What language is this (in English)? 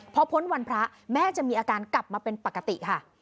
Thai